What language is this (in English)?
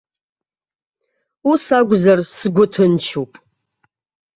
Abkhazian